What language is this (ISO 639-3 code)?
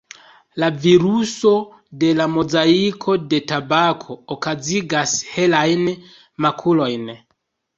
epo